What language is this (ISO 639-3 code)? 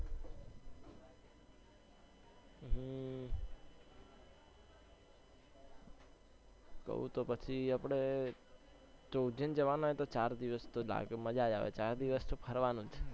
guj